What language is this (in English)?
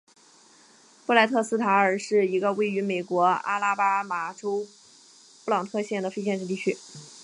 Chinese